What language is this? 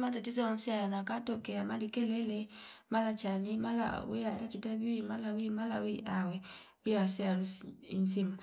Fipa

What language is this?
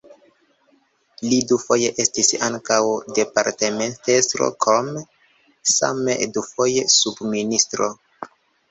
Esperanto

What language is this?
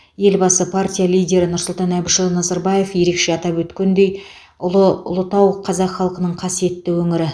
Kazakh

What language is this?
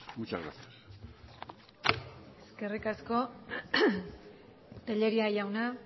Basque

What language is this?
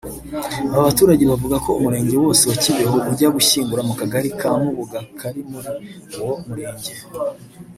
Kinyarwanda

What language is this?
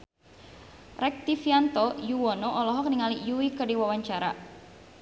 Sundanese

